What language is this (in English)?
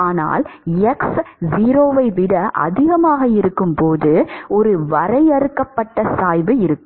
Tamil